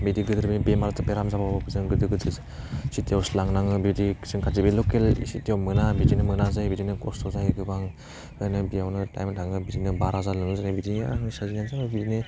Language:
Bodo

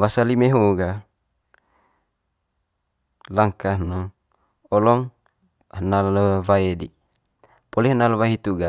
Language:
Manggarai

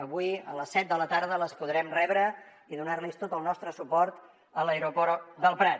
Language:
Catalan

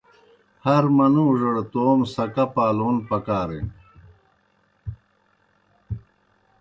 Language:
Kohistani Shina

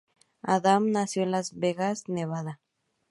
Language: Spanish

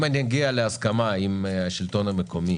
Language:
Hebrew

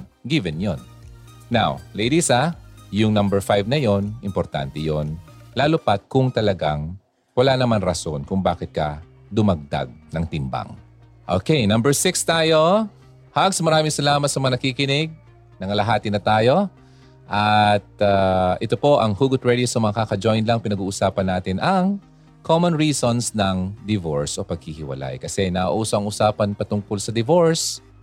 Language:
Filipino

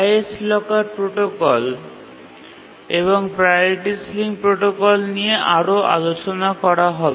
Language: Bangla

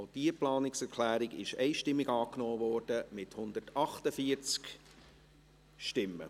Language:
Swiss German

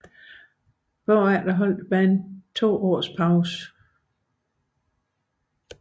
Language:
Danish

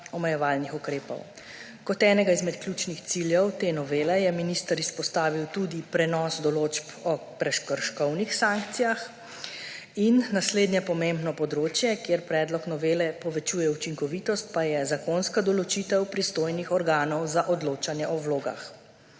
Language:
Slovenian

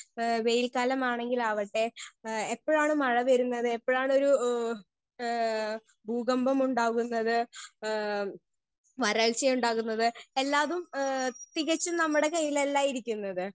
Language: Malayalam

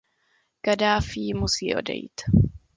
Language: Czech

